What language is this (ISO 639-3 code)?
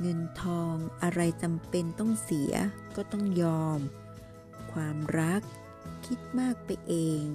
tha